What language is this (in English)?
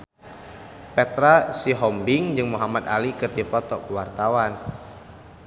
Sundanese